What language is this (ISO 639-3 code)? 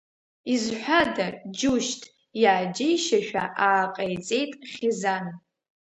abk